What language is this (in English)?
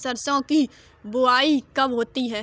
Hindi